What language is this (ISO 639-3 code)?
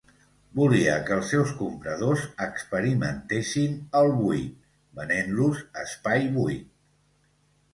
cat